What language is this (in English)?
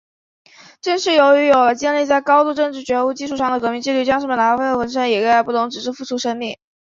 Chinese